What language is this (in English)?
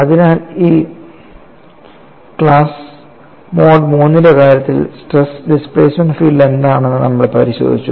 Malayalam